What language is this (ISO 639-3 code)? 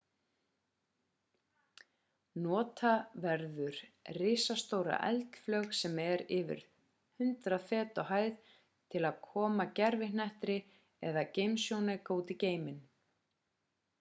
isl